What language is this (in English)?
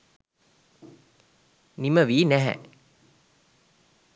Sinhala